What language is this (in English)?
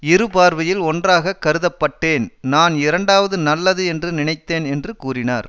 Tamil